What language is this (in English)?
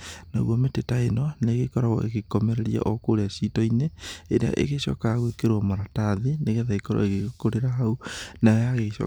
Kikuyu